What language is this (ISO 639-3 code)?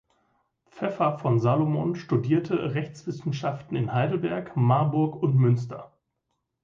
deu